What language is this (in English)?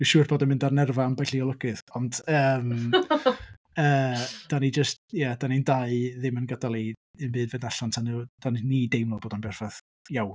Welsh